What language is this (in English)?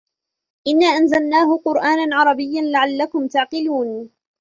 Arabic